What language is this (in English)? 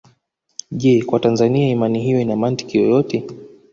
Swahili